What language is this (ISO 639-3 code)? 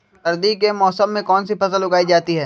mag